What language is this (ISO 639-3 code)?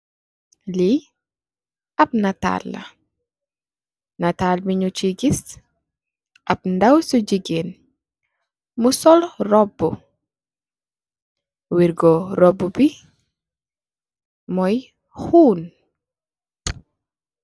wol